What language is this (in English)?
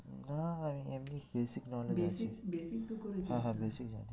Bangla